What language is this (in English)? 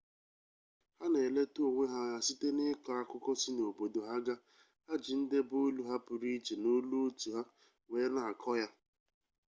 Igbo